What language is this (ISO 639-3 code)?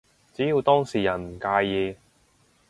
yue